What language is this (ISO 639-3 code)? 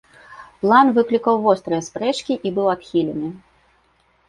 bel